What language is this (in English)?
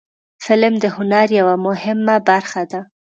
Pashto